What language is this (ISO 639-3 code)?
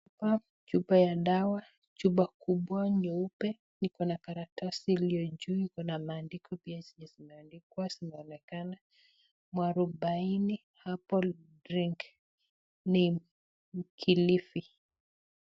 swa